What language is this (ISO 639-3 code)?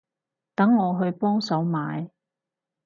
yue